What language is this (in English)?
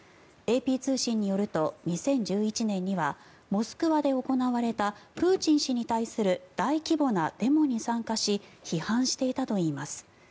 Japanese